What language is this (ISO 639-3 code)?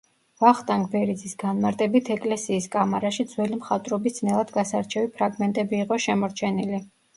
kat